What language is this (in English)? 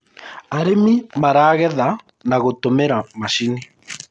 Kikuyu